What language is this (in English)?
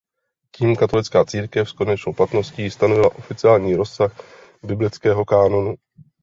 Czech